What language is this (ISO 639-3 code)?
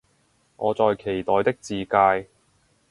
yue